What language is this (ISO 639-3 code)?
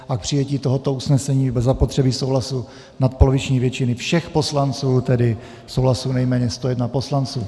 ces